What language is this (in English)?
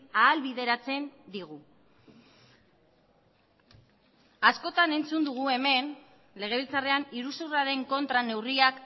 Basque